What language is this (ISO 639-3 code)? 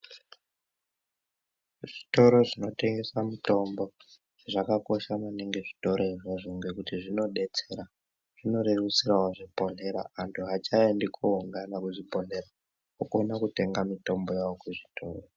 ndc